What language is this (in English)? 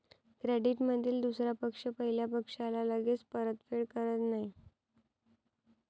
Marathi